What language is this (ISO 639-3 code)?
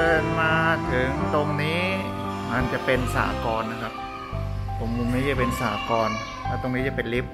tha